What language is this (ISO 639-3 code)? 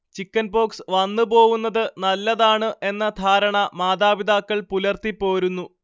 mal